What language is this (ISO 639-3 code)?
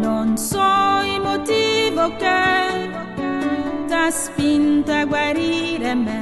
ron